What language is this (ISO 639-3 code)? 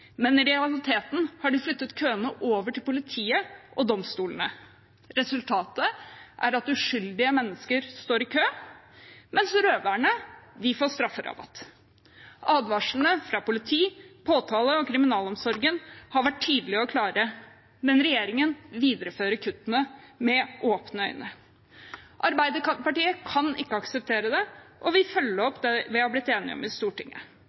nob